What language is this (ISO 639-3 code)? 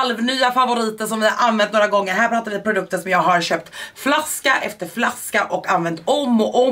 swe